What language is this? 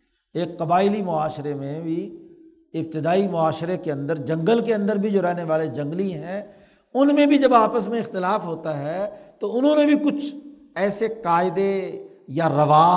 Urdu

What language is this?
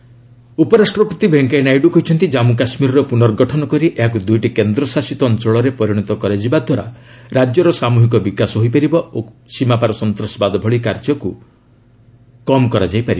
Odia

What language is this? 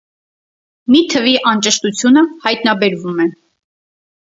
Armenian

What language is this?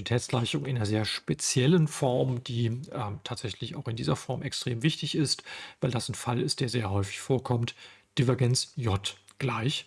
German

